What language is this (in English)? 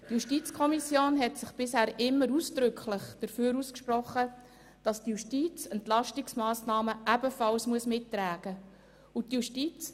Swiss German